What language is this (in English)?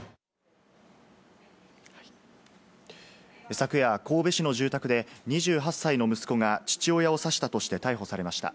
Japanese